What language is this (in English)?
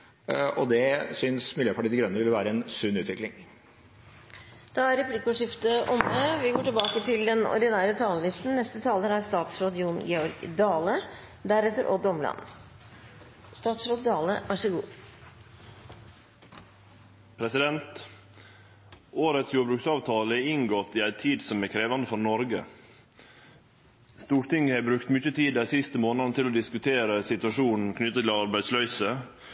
Norwegian